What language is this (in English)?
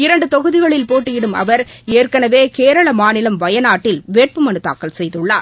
Tamil